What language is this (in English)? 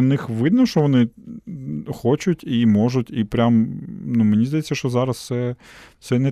Ukrainian